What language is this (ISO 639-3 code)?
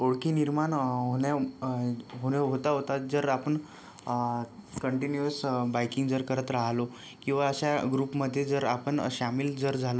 mar